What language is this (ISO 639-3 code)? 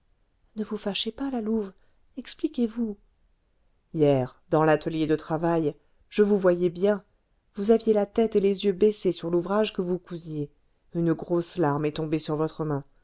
fra